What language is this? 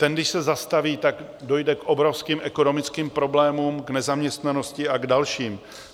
Czech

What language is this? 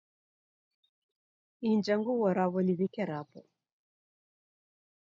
Taita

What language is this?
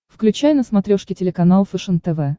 Russian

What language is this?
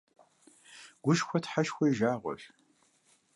Kabardian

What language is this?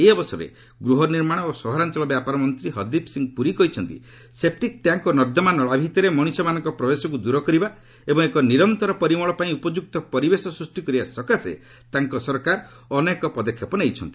Odia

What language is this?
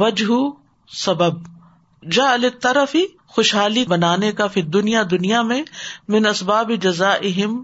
Urdu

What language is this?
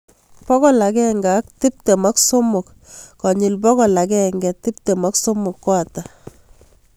Kalenjin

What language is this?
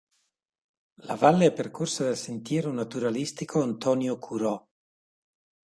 Italian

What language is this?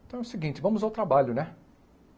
Portuguese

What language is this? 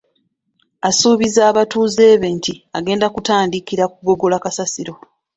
Ganda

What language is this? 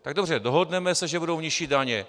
Czech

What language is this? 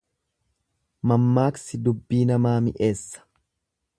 Oromo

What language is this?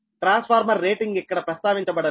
Telugu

